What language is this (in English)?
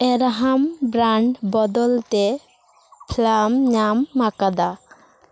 Santali